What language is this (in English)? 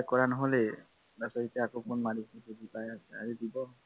Assamese